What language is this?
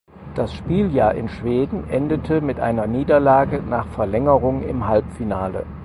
German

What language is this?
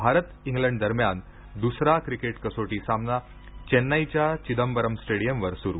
Marathi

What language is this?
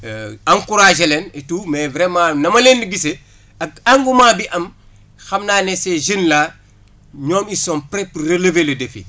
Wolof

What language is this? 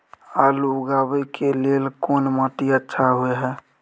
Maithili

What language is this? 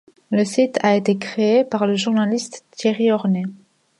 French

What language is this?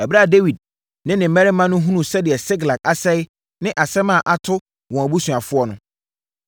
Akan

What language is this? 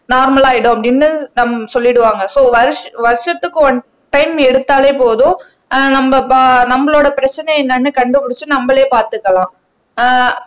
Tamil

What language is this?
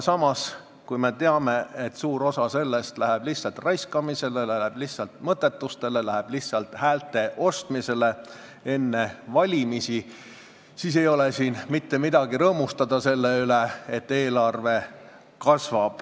Estonian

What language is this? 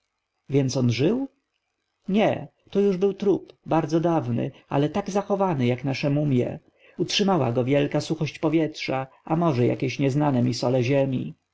Polish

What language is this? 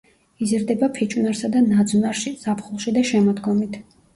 Georgian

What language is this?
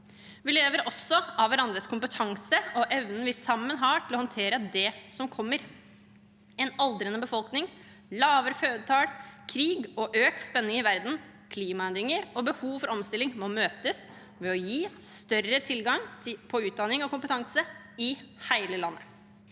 Norwegian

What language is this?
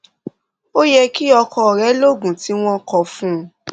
Yoruba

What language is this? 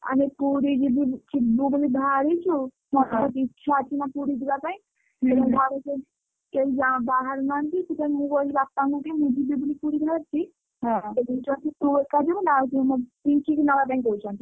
Odia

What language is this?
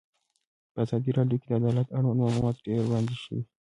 Pashto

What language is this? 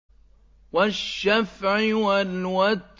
Arabic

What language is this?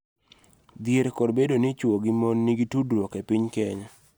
Luo (Kenya and Tanzania)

